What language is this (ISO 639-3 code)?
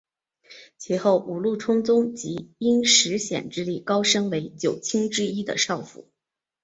zho